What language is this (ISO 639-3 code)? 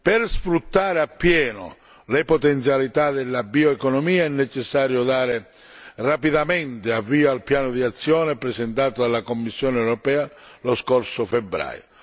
ita